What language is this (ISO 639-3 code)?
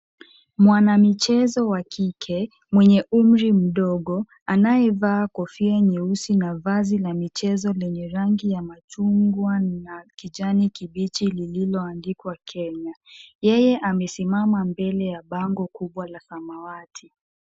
swa